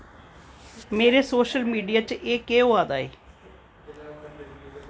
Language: Dogri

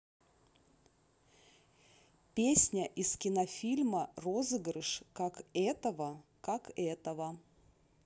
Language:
Russian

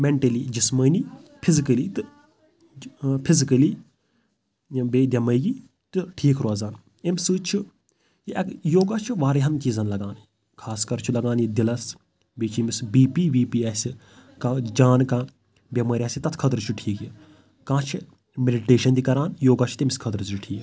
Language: Kashmiri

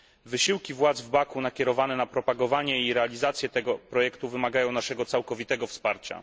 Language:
Polish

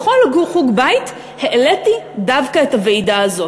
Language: Hebrew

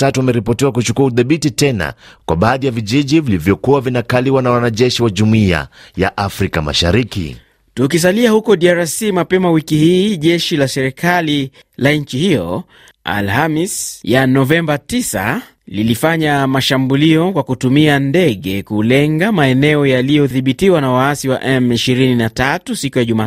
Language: Swahili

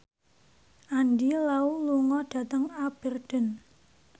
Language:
Javanese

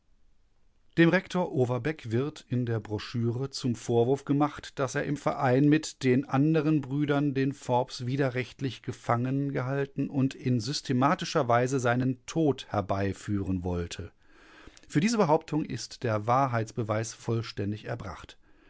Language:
German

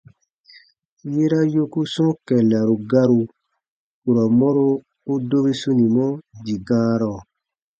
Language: Baatonum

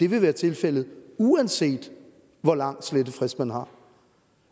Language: Danish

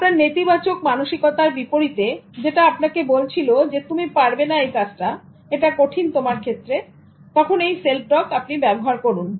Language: Bangla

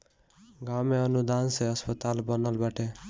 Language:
Bhojpuri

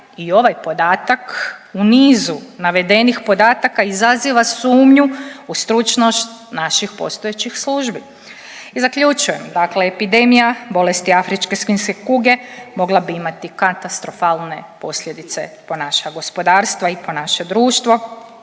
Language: Croatian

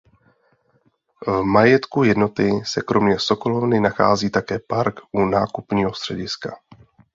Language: Czech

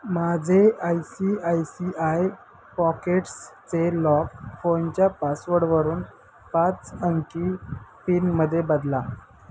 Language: Marathi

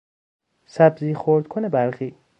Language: Persian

